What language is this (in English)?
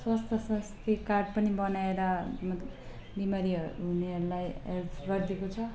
Nepali